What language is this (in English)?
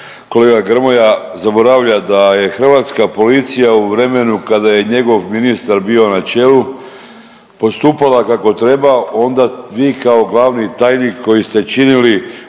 Croatian